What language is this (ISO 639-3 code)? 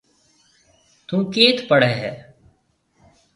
mve